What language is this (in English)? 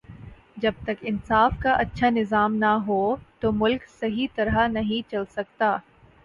Urdu